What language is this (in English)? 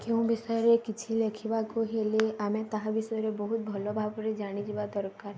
Odia